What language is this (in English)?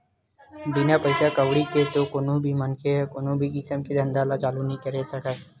Chhattisgarhi